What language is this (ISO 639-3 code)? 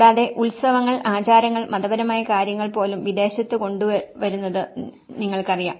mal